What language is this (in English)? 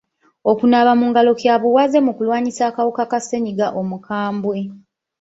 Ganda